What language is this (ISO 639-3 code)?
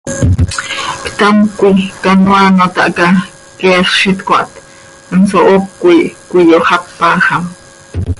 sei